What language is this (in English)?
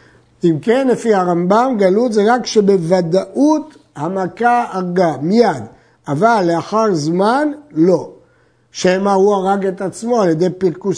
Hebrew